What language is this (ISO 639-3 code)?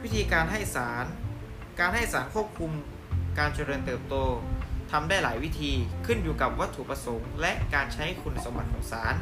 tha